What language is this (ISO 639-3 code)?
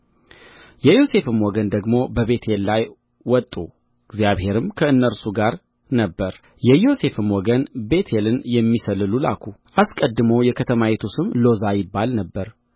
amh